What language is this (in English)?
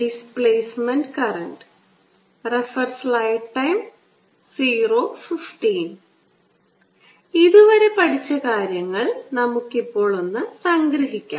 Malayalam